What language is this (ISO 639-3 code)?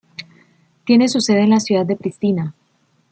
spa